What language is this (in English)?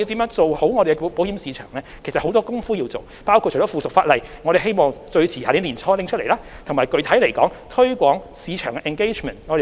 Cantonese